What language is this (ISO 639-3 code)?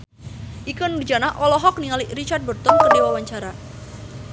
sun